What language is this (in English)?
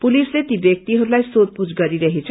Nepali